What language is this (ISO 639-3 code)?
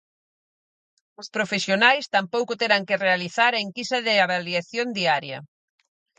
glg